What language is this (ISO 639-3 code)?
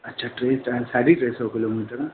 snd